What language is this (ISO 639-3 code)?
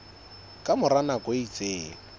sot